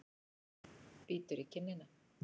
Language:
Icelandic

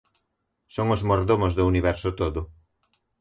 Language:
Galician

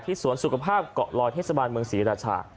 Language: Thai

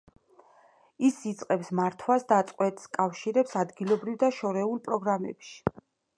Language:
Georgian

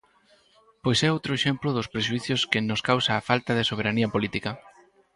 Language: Galician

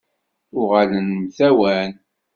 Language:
Kabyle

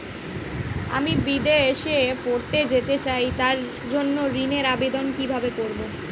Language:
Bangla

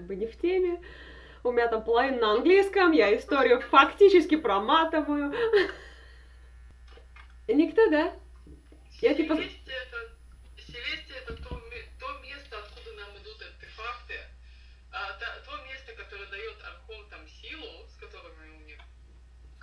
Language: Russian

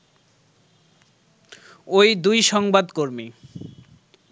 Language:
Bangla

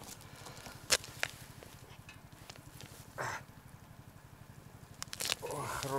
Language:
Russian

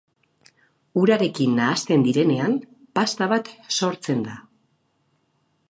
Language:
Basque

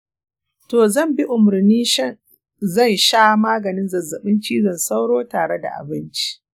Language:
Hausa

